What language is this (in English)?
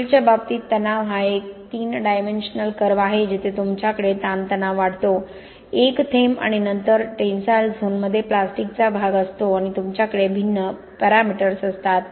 Marathi